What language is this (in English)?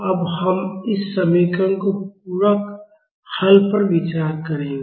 Hindi